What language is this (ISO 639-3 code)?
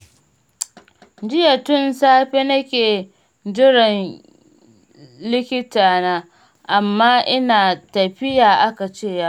hau